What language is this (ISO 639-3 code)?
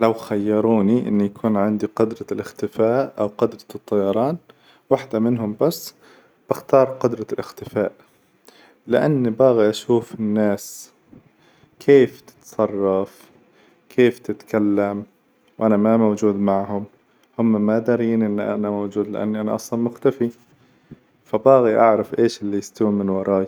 acw